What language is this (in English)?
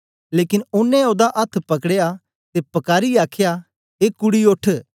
Dogri